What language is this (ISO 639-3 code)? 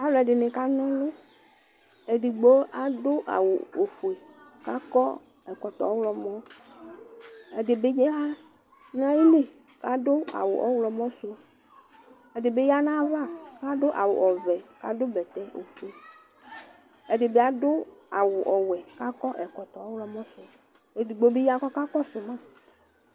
kpo